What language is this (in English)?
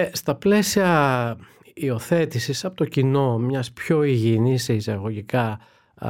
Greek